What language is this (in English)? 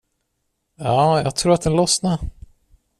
Swedish